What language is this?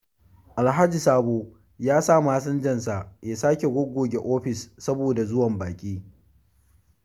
Hausa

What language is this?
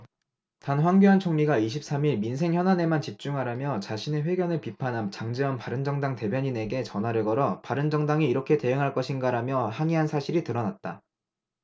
Korean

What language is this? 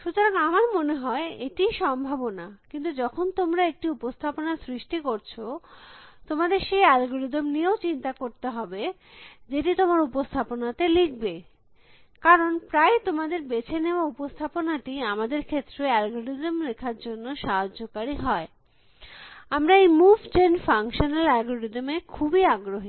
Bangla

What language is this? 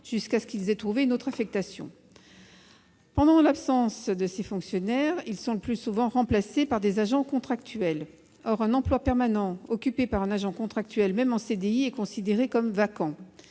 French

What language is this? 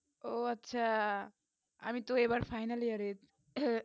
Bangla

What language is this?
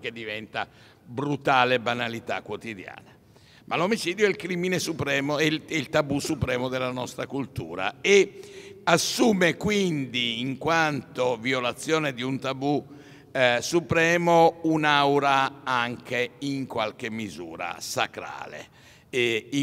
Italian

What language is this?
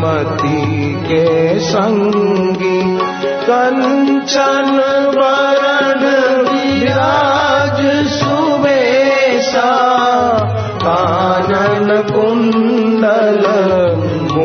Hindi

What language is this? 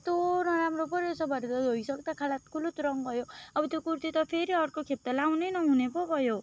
Nepali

